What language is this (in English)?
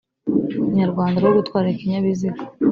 Kinyarwanda